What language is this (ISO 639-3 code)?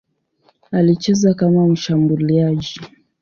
swa